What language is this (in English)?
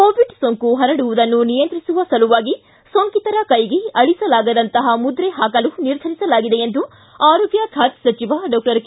Kannada